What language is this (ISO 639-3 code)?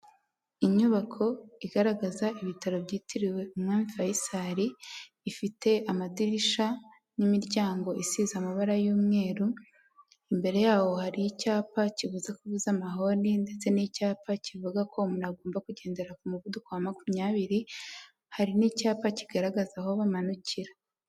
kin